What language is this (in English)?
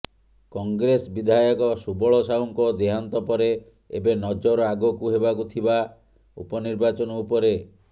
Odia